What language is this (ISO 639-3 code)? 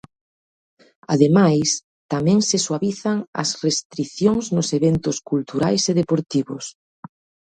glg